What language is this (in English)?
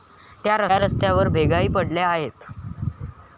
Marathi